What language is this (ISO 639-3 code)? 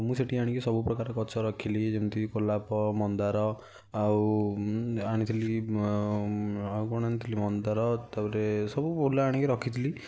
ori